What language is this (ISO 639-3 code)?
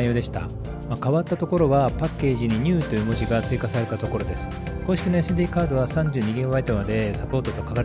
jpn